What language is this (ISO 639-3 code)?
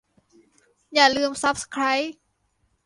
tha